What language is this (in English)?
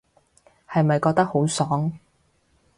Cantonese